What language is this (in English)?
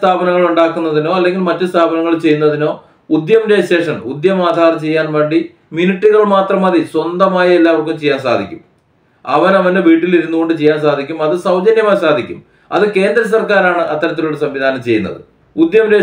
Malayalam